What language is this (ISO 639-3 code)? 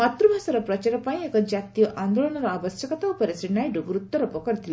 ori